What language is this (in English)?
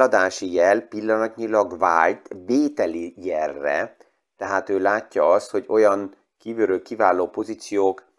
Hungarian